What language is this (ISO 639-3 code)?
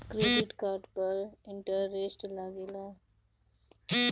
bho